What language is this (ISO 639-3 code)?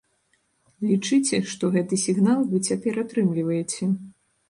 bel